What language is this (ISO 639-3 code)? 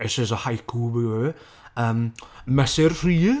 cym